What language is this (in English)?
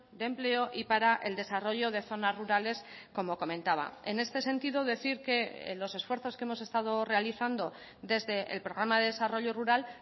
Spanish